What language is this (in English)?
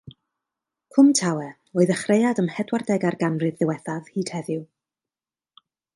Welsh